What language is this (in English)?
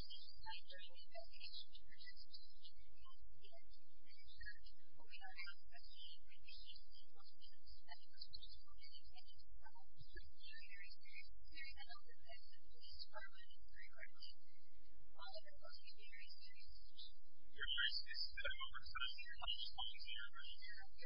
English